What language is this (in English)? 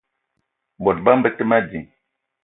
Eton (Cameroon)